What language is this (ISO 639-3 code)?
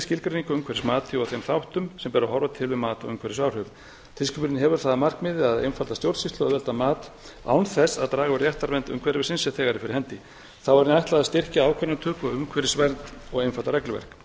isl